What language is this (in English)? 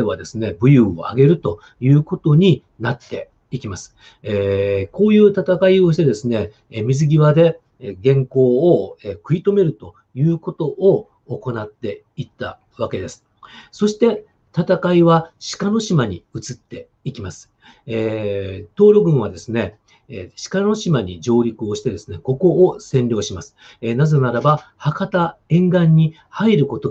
Japanese